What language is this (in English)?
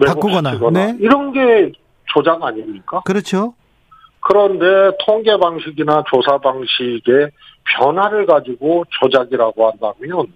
Korean